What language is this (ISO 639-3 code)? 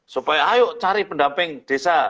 ind